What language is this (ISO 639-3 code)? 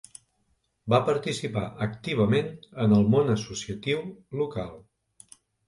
cat